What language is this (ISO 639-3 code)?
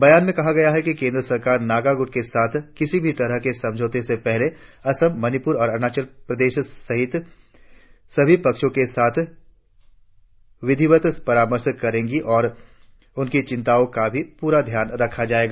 hin